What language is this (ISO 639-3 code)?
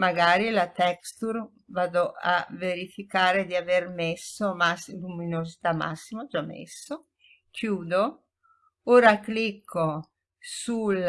ita